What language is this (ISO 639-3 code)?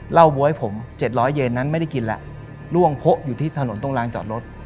tha